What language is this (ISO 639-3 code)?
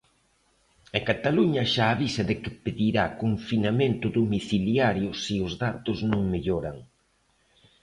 glg